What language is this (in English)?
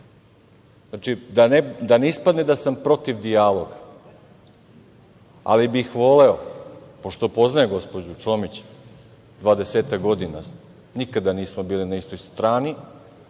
Serbian